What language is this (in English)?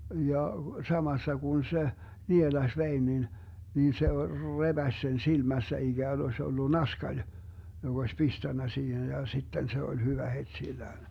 Finnish